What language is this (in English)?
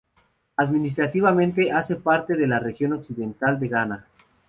Spanish